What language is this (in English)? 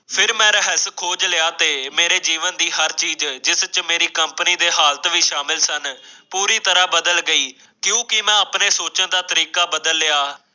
Punjabi